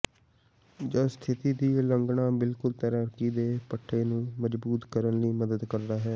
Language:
Punjabi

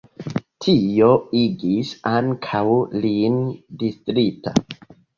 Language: Esperanto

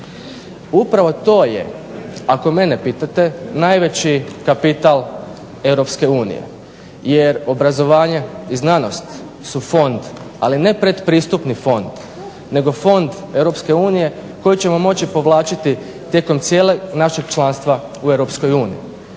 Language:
Croatian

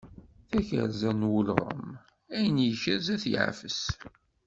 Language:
Kabyle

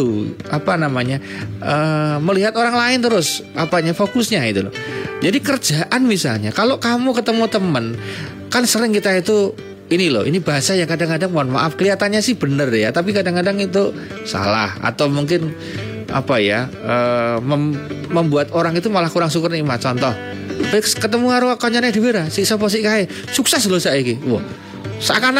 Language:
Indonesian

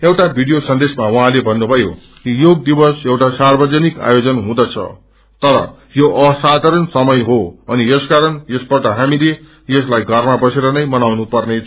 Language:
Nepali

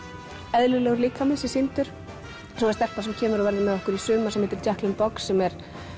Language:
Icelandic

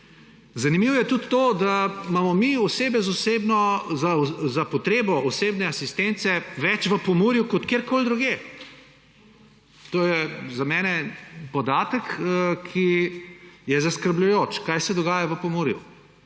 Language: Slovenian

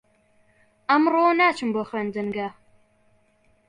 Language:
Central Kurdish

